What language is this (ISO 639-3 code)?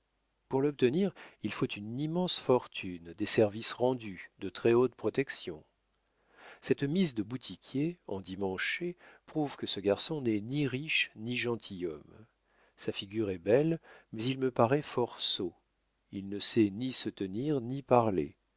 fra